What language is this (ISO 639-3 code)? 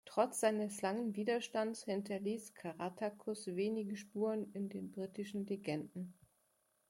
deu